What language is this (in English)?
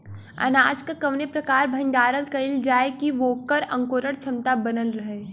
Bhojpuri